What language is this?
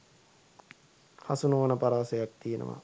Sinhala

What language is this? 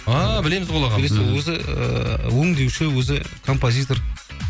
Kazakh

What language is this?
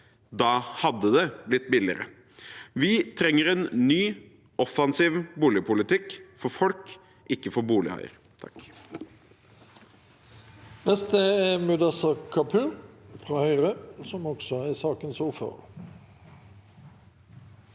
Norwegian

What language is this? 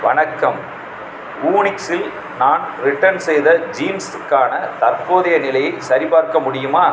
Tamil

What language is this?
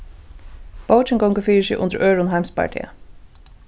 Faroese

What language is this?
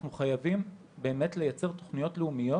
Hebrew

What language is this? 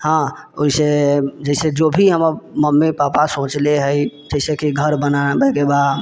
Maithili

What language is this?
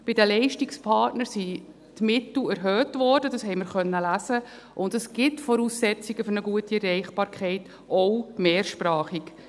Swiss German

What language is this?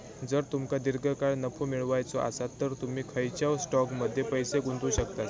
Marathi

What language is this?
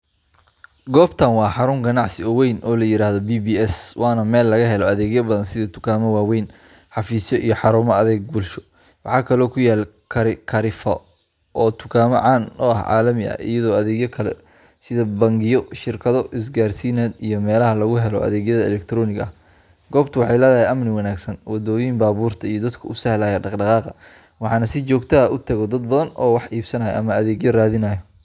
Somali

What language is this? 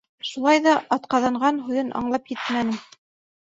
Bashkir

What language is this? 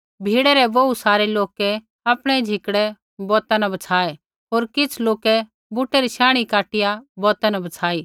Kullu Pahari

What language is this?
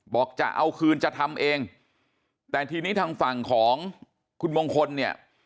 Thai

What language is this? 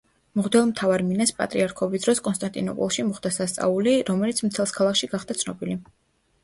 Georgian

